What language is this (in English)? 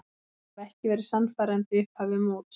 Icelandic